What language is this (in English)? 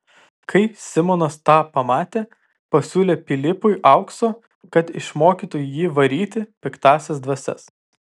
Lithuanian